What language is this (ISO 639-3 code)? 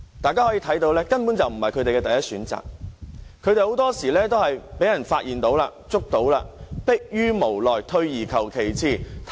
yue